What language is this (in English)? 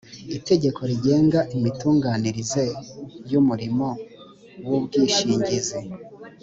Kinyarwanda